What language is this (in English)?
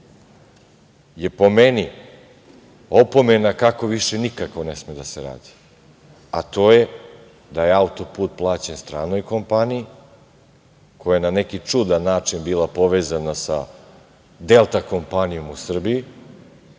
Serbian